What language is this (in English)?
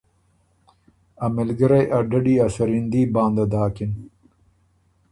Ormuri